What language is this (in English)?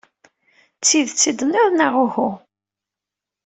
Kabyle